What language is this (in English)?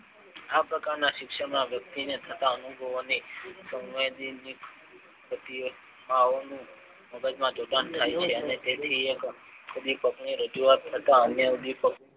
Gujarati